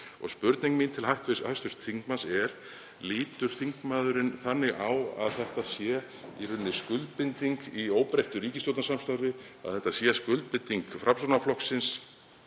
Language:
Icelandic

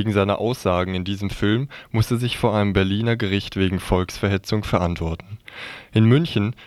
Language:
German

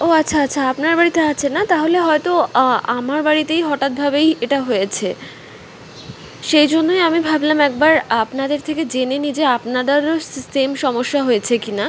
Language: Bangla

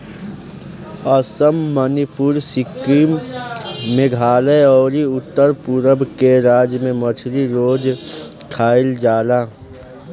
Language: Bhojpuri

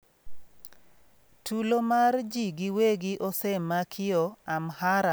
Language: Luo (Kenya and Tanzania)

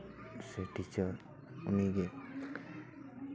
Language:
Santali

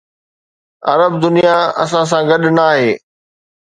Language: Sindhi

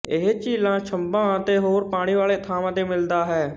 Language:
Punjabi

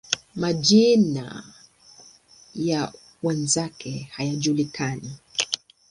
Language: Swahili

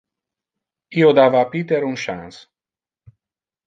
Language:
Interlingua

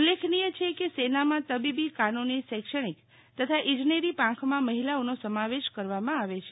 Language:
Gujarati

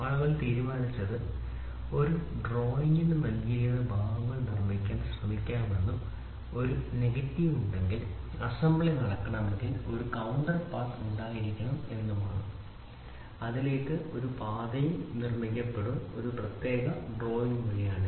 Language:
Malayalam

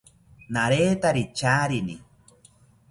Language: South Ucayali Ashéninka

